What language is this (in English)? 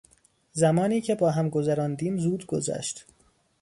Persian